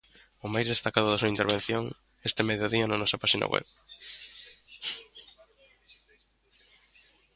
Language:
Galician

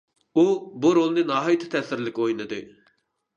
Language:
Uyghur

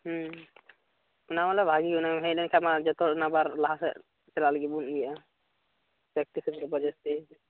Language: Santali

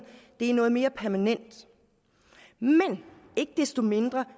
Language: Danish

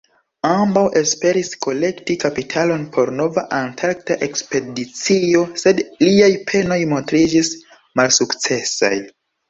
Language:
Esperanto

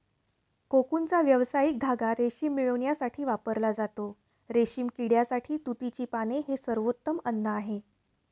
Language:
Marathi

